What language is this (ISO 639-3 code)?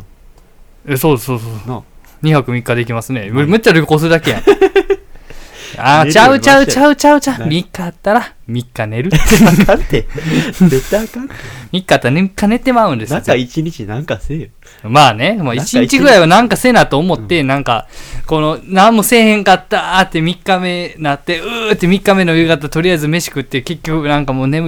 jpn